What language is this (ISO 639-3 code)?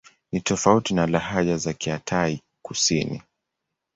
swa